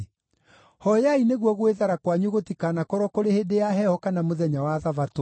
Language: Kikuyu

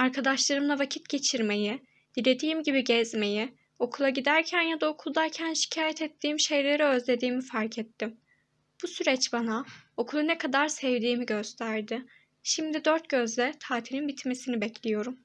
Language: Turkish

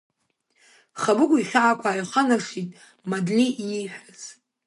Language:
Abkhazian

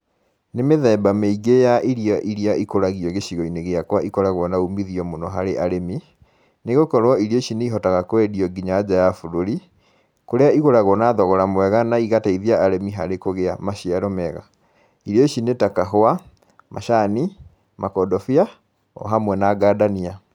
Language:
Kikuyu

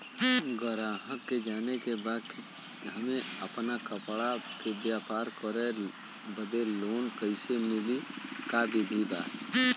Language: Bhojpuri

